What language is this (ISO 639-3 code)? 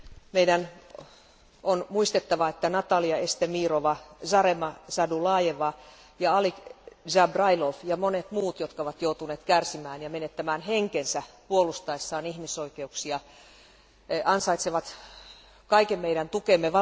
fin